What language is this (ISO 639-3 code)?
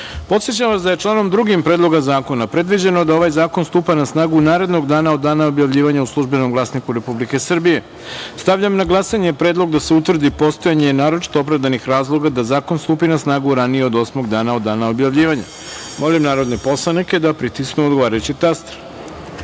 srp